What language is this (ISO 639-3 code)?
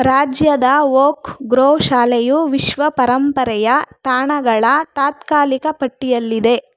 kan